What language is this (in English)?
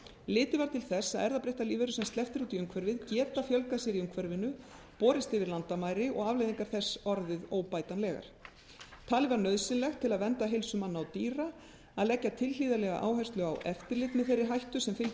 Icelandic